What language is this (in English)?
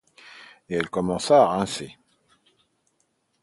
French